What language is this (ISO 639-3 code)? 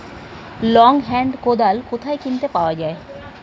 ben